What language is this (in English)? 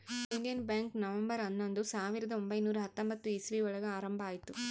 Kannada